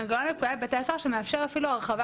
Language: Hebrew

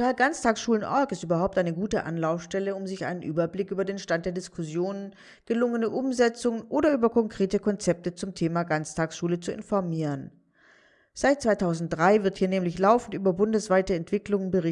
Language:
German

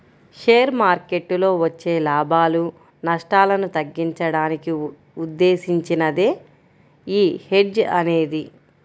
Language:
Telugu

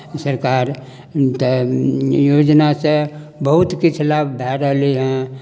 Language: Maithili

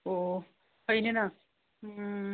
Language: Manipuri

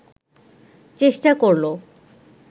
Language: Bangla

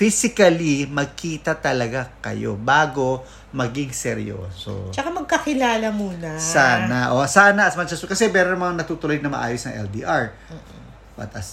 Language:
Filipino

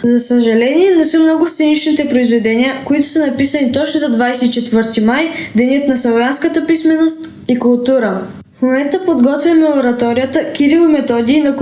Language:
Bulgarian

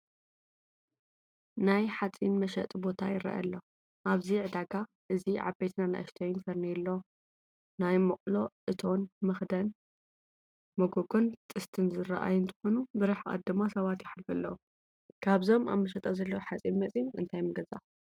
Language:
Tigrinya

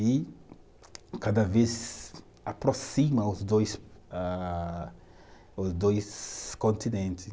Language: Portuguese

